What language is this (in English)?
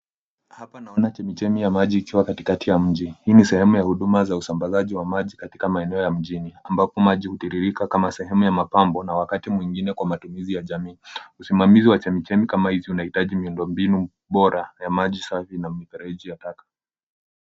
Swahili